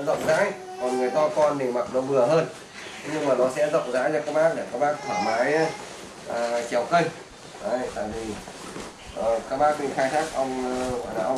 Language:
Vietnamese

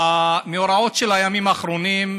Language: Hebrew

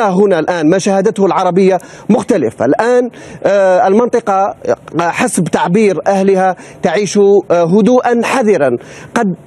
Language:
Arabic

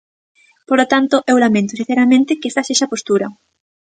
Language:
Galician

